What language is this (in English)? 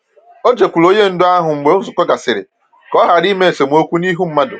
Igbo